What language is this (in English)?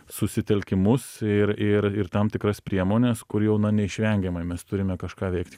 Lithuanian